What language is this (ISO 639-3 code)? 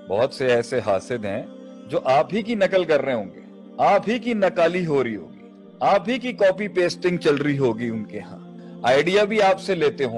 urd